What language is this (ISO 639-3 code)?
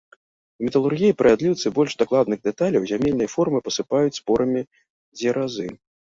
bel